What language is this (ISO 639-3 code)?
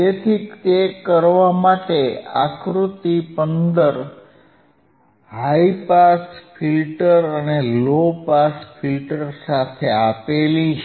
guj